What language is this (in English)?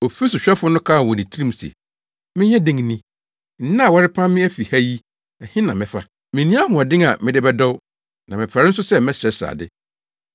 Akan